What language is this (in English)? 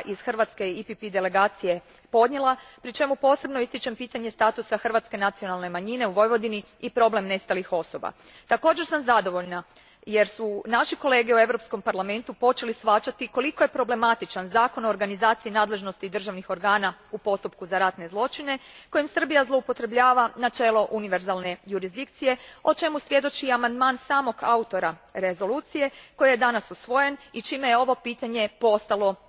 Croatian